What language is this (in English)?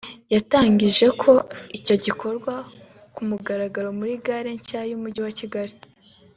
Kinyarwanda